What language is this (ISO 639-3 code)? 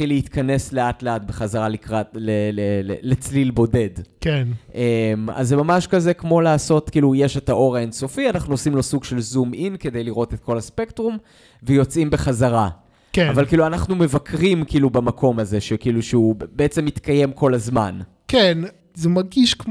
heb